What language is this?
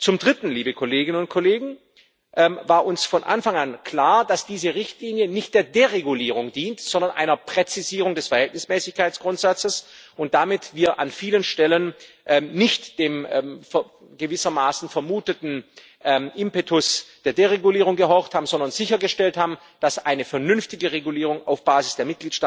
German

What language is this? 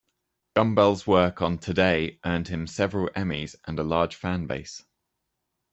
English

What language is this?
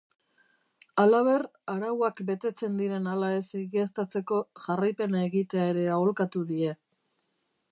Basque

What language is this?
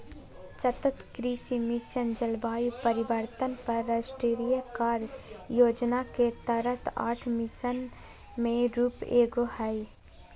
Magahi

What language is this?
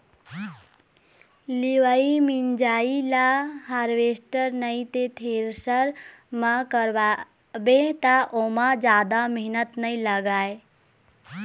Chhattisgarhi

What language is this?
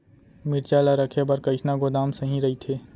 Chhattisgarhi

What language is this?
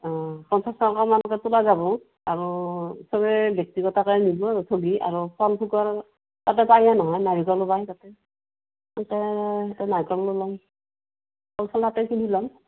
Assamese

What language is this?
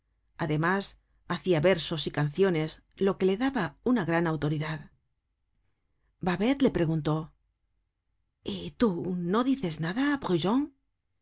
Spanish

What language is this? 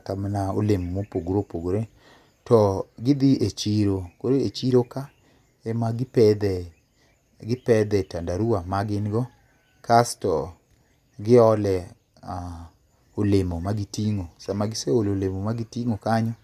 Luo (Kenya and Tanzania)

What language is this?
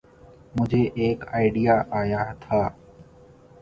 Urdu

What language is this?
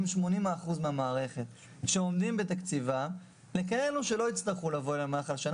Hebrew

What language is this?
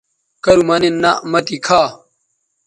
Bateri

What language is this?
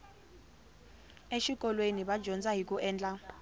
Tsonga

